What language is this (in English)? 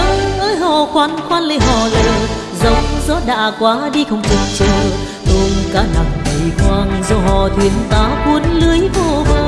Vietnamese